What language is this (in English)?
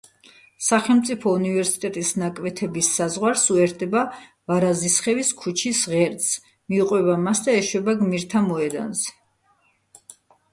Georgian